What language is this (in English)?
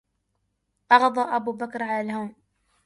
Arabic